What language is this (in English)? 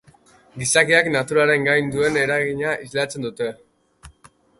Basque